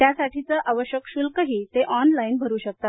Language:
Marathi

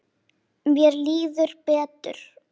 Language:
Icelandic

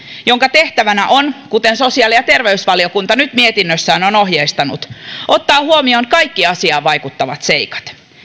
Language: Finnish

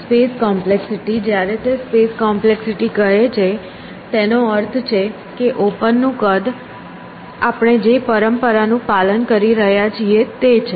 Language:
Gujarati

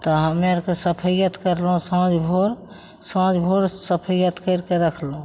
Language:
Maithili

